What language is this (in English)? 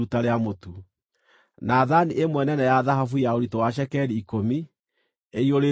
Kikuyu